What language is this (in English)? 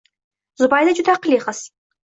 Uzbek